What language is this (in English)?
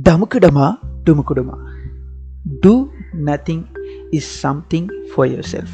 Tamil